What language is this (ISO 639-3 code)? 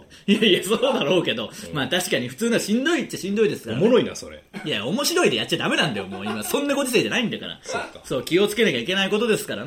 jpn